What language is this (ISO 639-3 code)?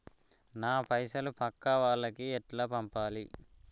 tel